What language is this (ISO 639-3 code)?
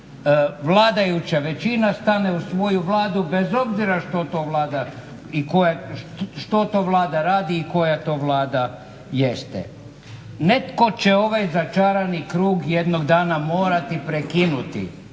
hrv